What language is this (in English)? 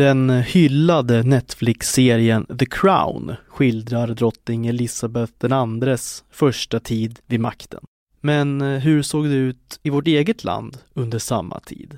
Swedish